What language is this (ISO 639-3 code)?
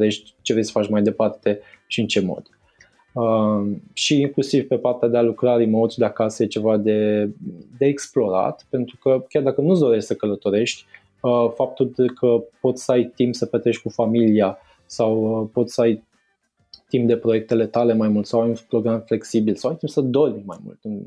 ron